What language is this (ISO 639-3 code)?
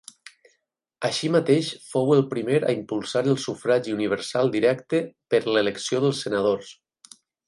cat